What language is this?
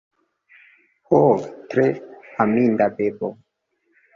Esperanto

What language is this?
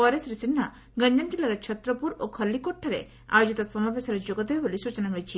Odia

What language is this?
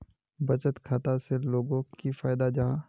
Magahi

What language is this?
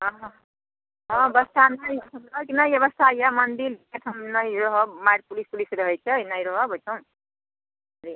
Maithili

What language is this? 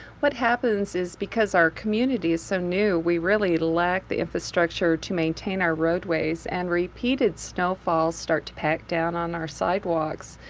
English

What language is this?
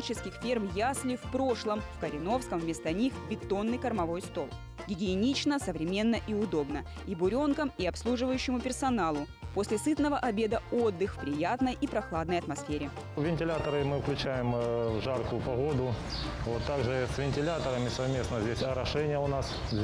Russian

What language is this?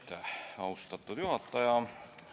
Estonian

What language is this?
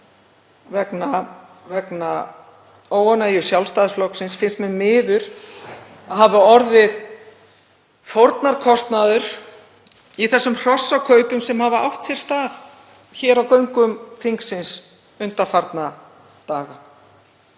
Icelandic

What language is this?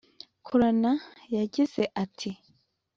Kinyarwanda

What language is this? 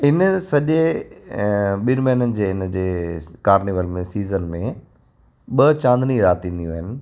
Sindhi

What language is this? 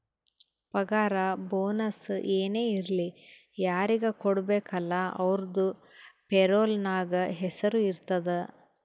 Kannada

